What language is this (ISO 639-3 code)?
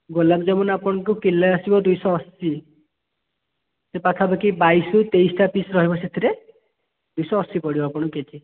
ori